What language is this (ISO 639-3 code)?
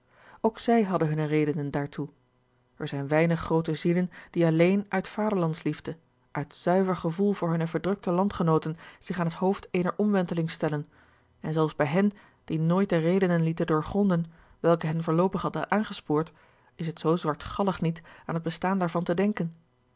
nld